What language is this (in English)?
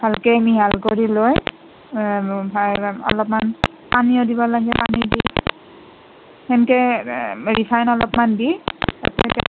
Assamese